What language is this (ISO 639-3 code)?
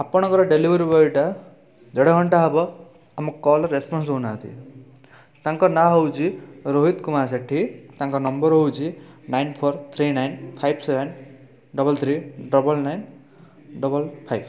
ori